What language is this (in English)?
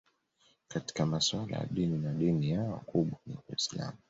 Swahili